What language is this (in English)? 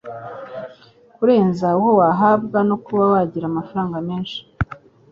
Kinyarwanda